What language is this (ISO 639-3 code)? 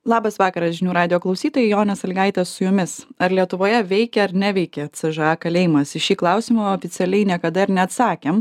lit